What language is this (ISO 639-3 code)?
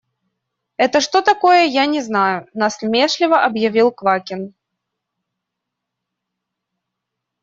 rus